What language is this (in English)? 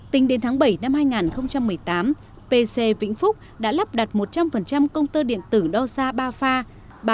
Vietnamese